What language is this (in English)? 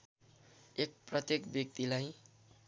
Nepali